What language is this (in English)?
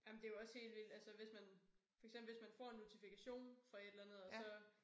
Danish